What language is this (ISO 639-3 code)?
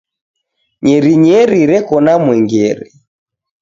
dav